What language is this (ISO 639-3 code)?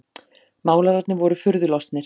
isl